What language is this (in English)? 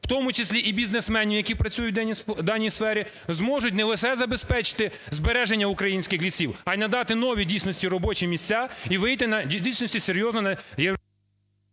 Ukrainian